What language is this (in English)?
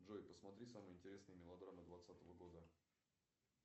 Russian